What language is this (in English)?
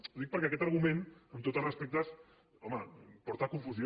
Catalan